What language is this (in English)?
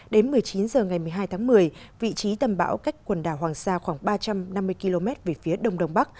Vietnamese